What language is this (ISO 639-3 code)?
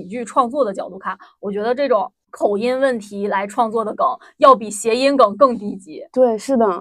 zho